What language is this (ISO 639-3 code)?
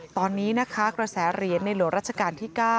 tha